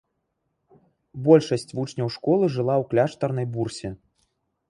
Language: Belarusian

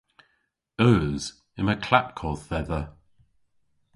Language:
Cornish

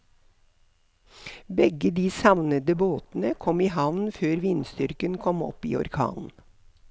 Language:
Norwegian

